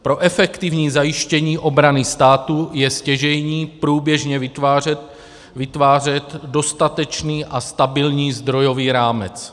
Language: Czech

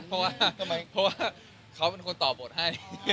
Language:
Thai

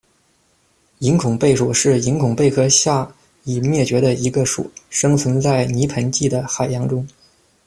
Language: Chinese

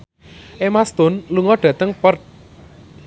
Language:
Javanese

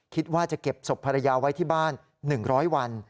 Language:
Thai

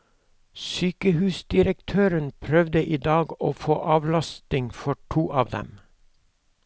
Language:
Norwegian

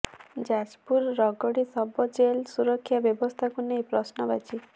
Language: Odia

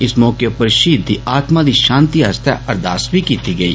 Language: Dogri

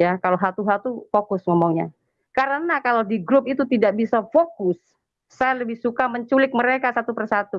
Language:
Indonesian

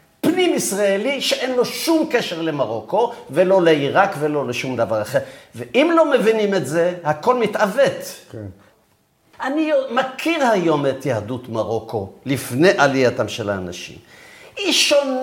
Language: Hebrew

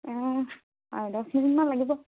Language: Assamese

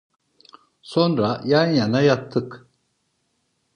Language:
Turkish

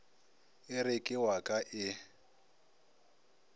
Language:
Northern Sotho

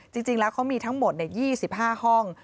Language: Thai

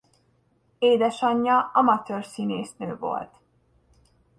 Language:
Hungarian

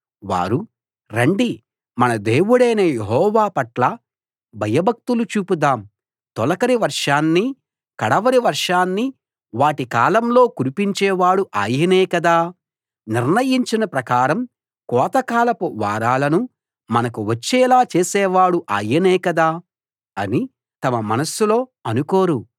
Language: Telugu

